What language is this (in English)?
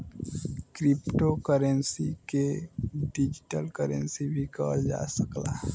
Bhojpuri